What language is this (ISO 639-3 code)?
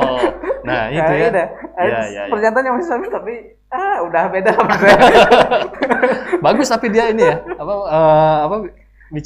ind